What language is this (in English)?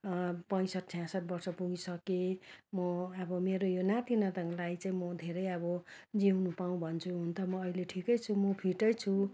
Nepali